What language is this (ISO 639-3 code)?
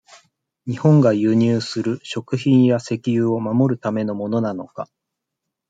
jpn